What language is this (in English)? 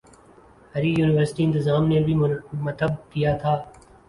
Urdu